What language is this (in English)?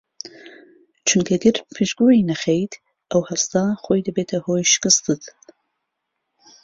Central Kurdish